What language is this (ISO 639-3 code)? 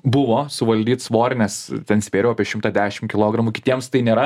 lit